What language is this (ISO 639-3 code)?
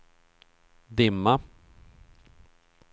swe